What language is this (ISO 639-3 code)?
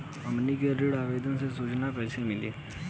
bho